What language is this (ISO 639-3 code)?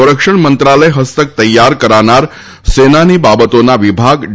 guj